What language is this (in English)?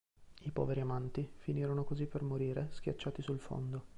Italian